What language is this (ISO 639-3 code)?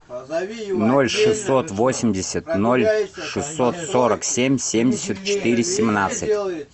rus